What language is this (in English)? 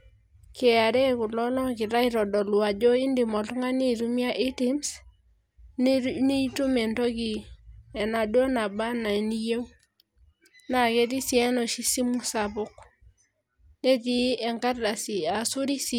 Masai